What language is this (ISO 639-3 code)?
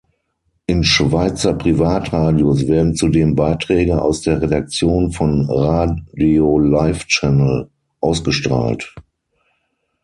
deu